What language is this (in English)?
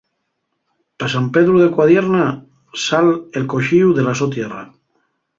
Asturian